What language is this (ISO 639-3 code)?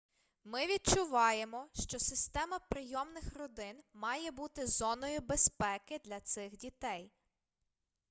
ukr